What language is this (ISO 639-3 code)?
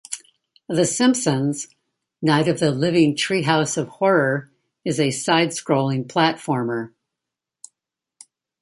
eng